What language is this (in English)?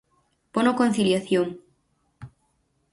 Galician